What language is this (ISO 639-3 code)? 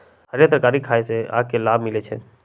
mag